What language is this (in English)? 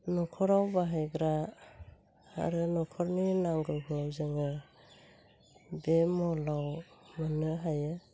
Bodo